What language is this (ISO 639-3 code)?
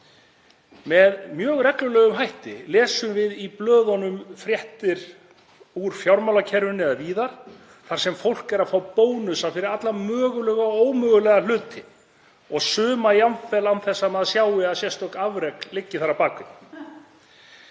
isl